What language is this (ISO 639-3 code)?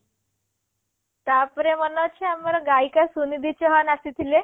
ori